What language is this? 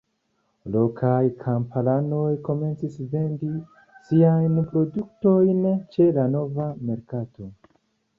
Esperanto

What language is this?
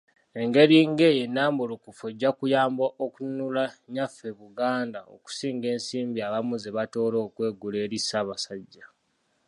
Ganda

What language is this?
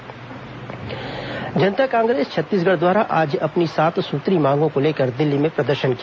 Hindi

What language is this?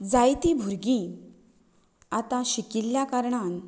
Konkani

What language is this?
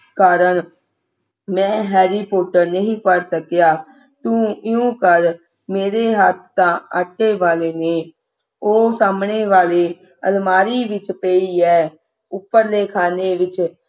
Punjabi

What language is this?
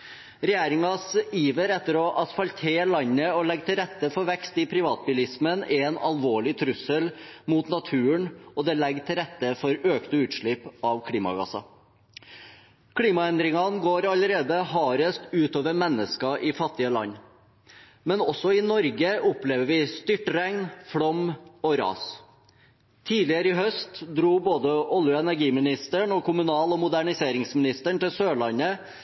Norwegian Bokmål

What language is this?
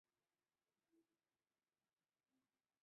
Chinese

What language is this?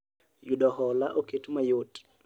Luo (Kenya and Tanzania)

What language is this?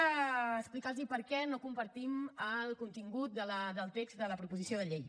Catalan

